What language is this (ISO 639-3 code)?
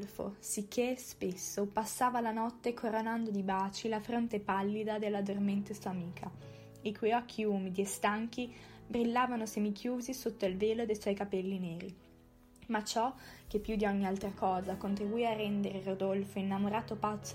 ita